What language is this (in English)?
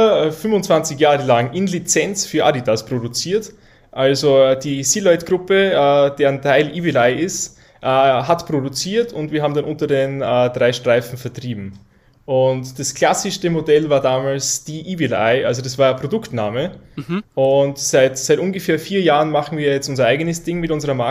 German